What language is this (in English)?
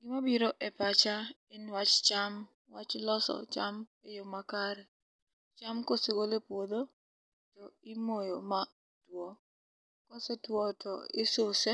Luo (Kenya and Tanzania)